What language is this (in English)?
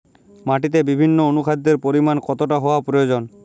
Bangla